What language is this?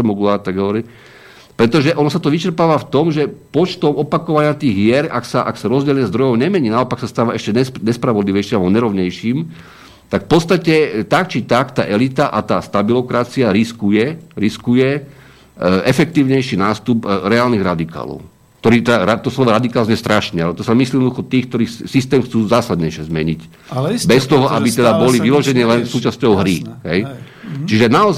Slovak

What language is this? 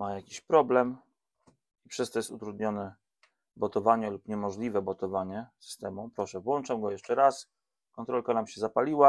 Polish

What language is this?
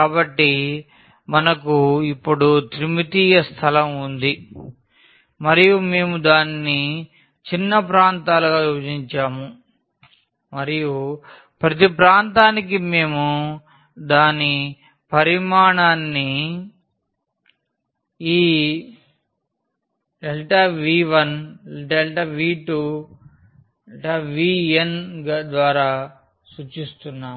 Telugu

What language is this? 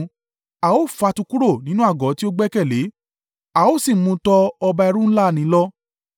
Yoruba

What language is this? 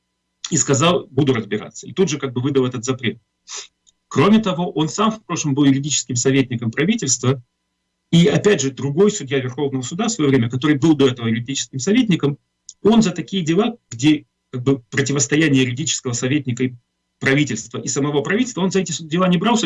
Russian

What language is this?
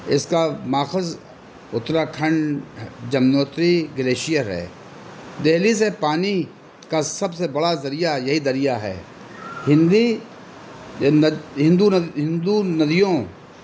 Urdu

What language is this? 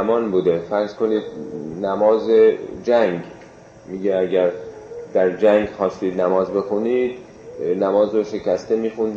Persian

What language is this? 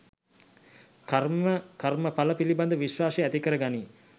Sinhala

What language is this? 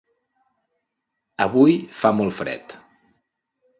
Catalan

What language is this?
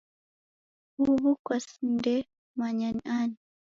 Taita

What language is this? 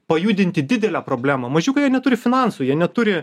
Lithuanian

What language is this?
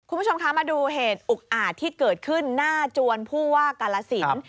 Thai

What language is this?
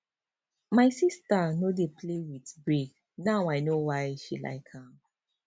Nigerian Pidgin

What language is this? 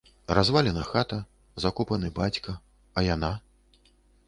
Belarusian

